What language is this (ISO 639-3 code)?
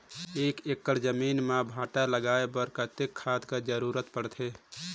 hne